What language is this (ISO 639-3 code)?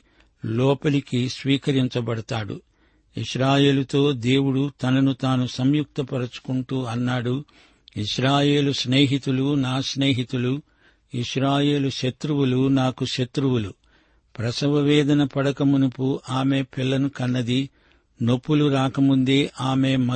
tel